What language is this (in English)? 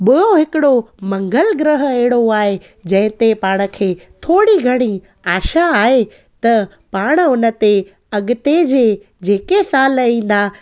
Sindhi